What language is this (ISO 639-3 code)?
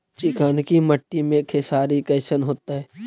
mag